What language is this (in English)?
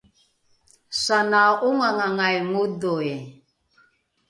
Rukai